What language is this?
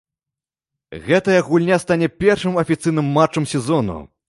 Belarusian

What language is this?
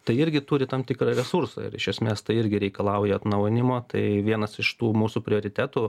Lithuanian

